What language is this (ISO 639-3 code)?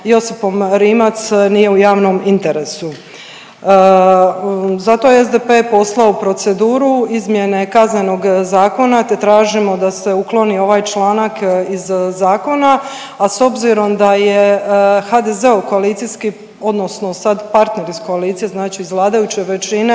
hrv